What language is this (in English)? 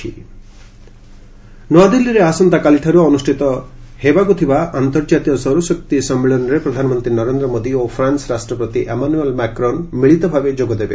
Odia